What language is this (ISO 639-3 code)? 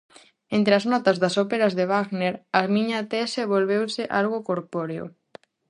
glg